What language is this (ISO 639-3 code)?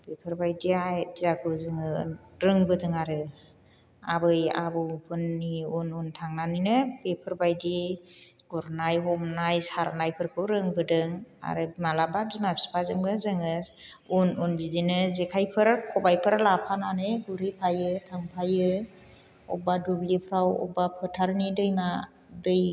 brx